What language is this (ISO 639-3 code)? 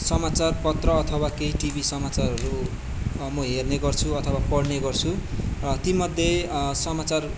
nep